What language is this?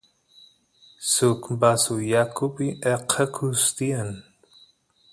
Santiago del Estero Quichua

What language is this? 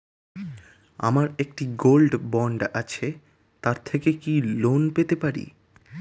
Bangla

